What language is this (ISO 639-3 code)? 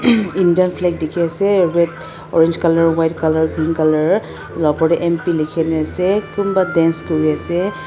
nag